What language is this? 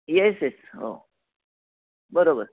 Marathi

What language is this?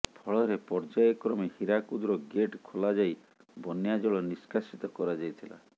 Odia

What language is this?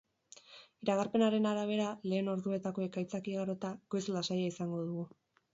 Basque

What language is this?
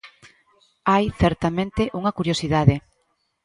Galician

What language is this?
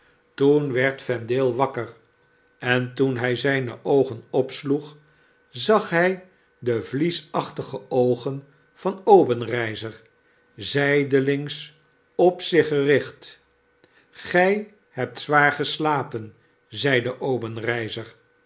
Dutch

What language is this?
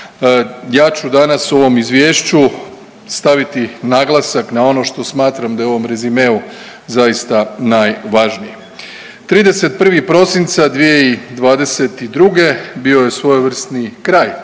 Croatian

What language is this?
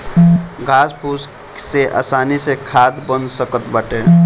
Bhojpuri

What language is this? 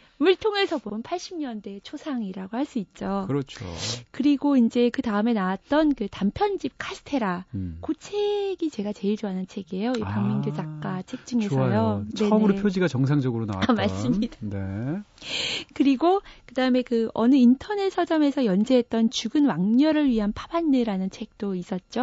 Korean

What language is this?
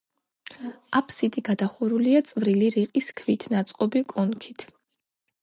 Georgian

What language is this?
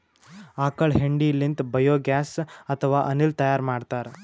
Kannada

